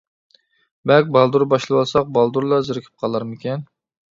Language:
Uyghur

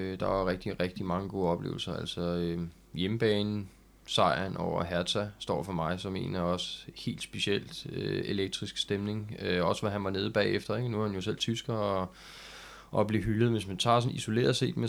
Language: Danish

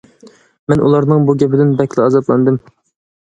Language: Uyghur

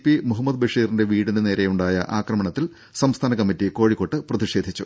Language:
Malayalam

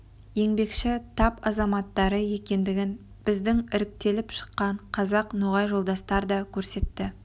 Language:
Kazakh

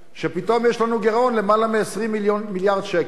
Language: Hebrew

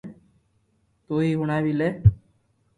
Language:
Loarki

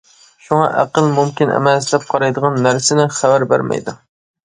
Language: Uyghur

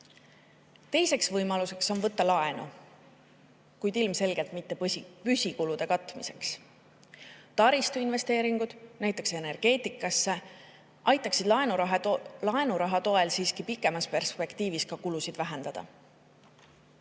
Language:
Estonian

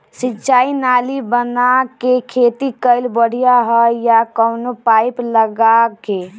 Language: Bhojpuri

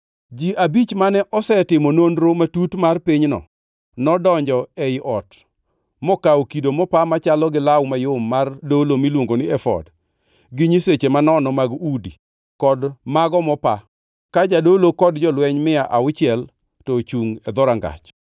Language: Luo (Kenya and Tanzania)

